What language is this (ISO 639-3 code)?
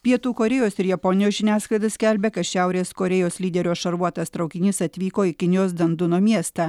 lit